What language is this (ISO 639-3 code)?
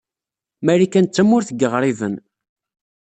kab